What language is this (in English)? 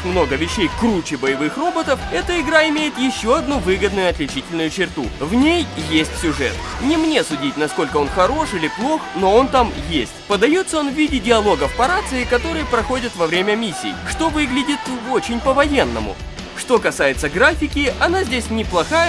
Russian